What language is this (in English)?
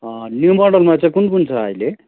Nepali